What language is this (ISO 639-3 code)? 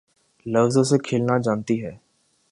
urd